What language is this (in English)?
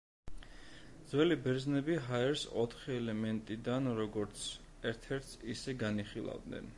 Georgian